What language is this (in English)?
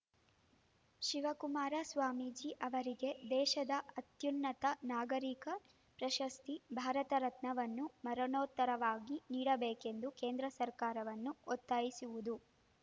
Kannada